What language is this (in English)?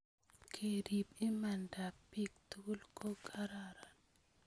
Kalenjin